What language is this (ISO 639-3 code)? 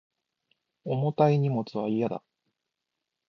jpn